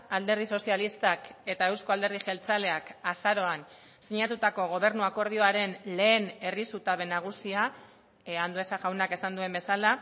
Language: Basque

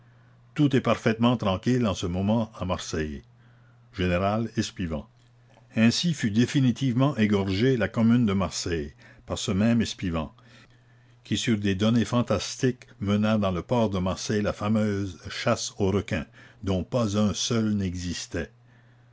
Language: French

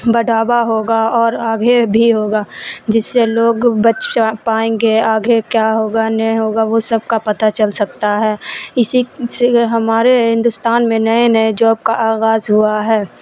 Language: Urdu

